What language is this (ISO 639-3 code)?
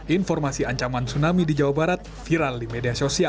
ind